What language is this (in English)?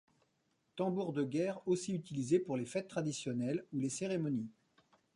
French